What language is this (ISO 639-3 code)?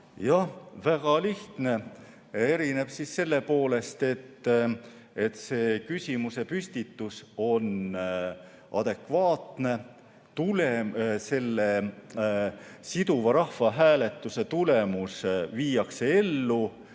est